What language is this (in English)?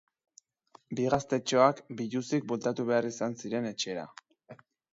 Basque